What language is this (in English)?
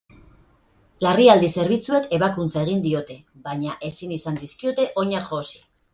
Basque